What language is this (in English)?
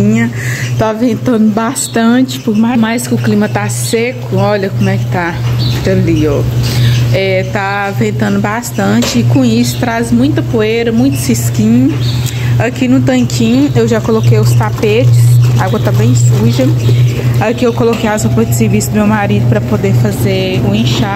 Portuguese